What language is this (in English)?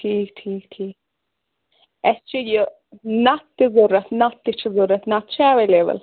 Kashmiri